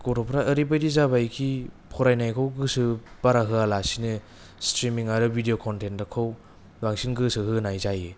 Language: Bodo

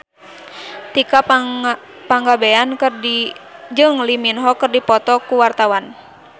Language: Sundanese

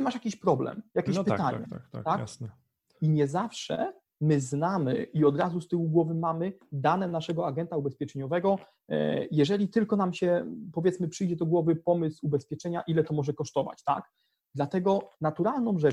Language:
Polish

